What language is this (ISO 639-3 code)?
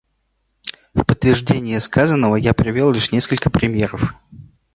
rus